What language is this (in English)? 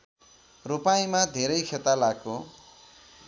Nepali